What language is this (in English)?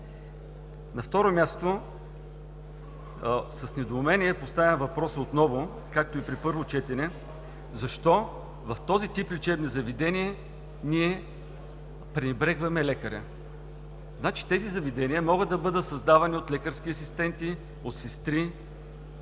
Bulgarian